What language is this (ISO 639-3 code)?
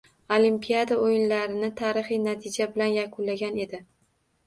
uzb